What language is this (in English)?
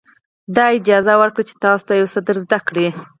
Pashto